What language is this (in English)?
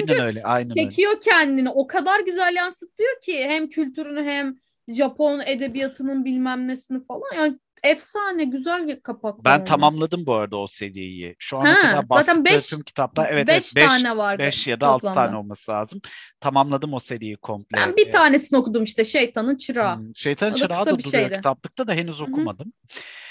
Turkish